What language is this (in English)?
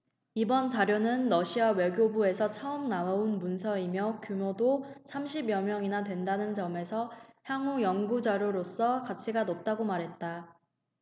Korean